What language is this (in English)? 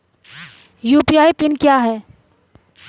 Hindi